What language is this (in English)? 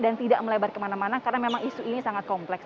Indonesian